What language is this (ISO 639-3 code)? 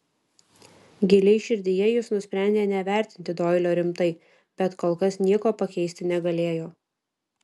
lit